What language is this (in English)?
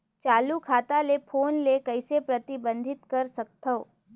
Chhattisgarhi